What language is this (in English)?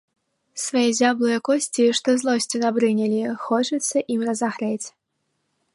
Belarusian